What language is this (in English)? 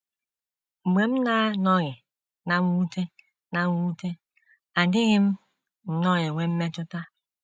Igbo